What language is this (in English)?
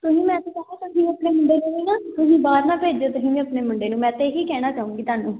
Punjabi